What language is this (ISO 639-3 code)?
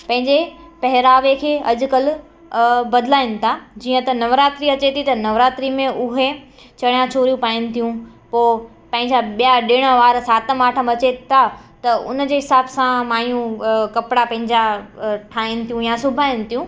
snd